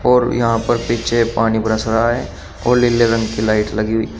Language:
Hindi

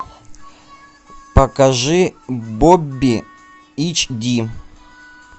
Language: Russian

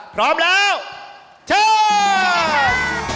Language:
Thai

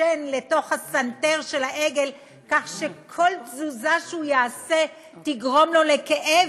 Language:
Hebrew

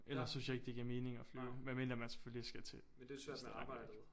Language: Danish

